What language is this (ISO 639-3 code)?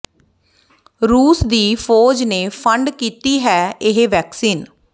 pan